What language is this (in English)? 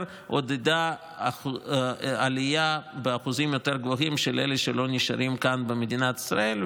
Hebrew